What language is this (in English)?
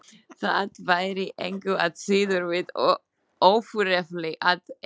Icelandic